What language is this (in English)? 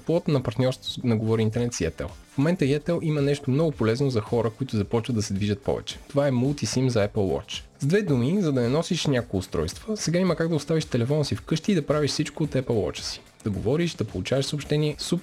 Bulgarian